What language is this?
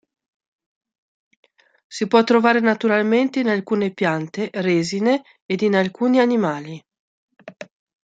Italian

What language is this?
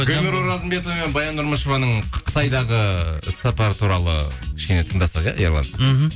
Kazakh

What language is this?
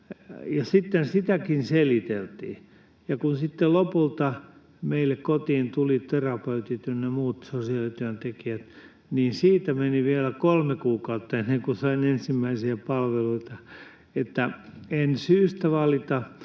Finnish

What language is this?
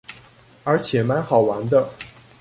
Chinese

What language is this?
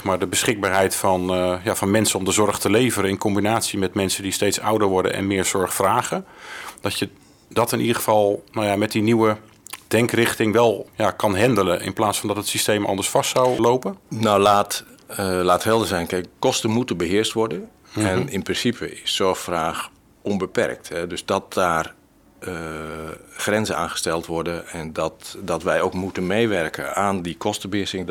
Dutch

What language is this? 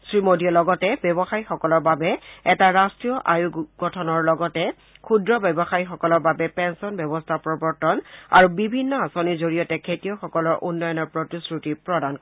Assamese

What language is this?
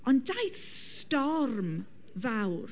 Welsh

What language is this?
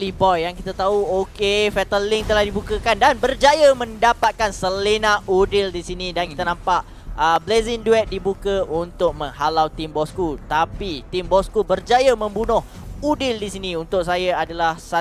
Malay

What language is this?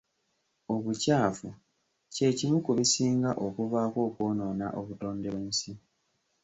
Ganda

